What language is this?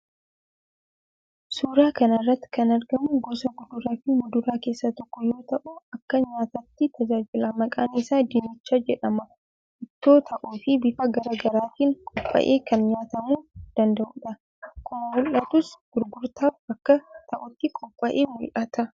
Oromo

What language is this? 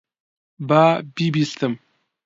Central Kurdish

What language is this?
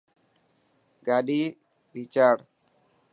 Dhatki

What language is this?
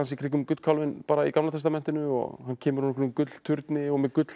Icelandic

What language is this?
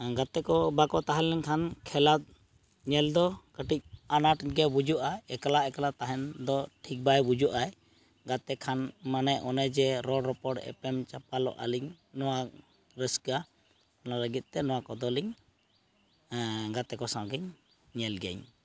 Santali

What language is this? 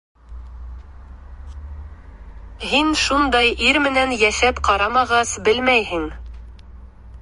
Bashkir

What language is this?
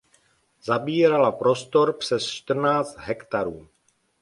Czech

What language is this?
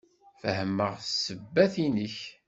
Kabyle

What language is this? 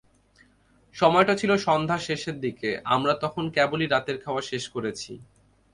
Bangla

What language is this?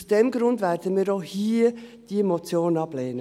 Swiss German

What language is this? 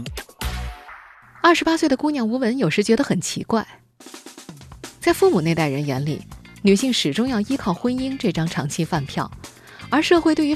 Chinese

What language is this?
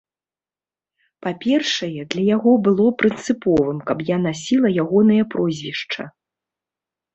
Belarusian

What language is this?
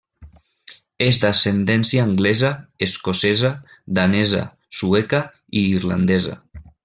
Catalan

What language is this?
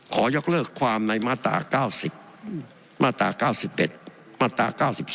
Thai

